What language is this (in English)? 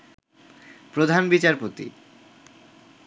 Bangla